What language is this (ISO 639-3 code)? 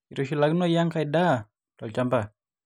mas